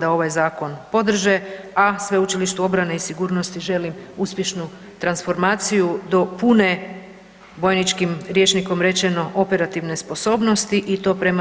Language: Croatian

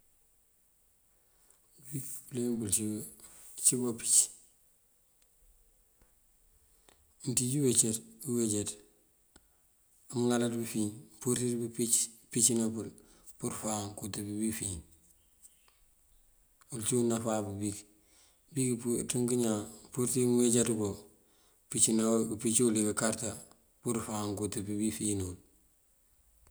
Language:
Mandjak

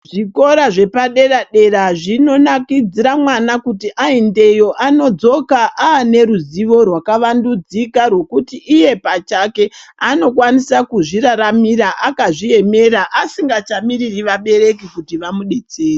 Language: Ndau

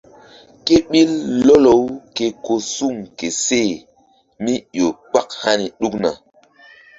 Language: Mbum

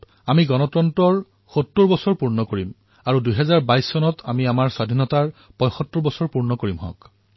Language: Assamese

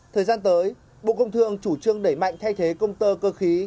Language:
Vietnamese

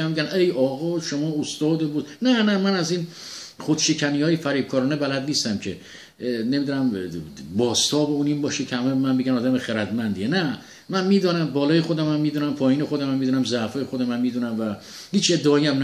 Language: Persian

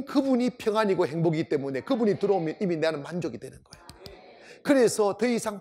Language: Korean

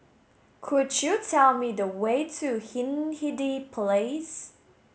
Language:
English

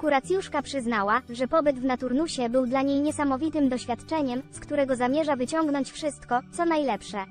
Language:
Polish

